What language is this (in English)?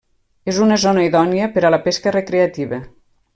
Catalan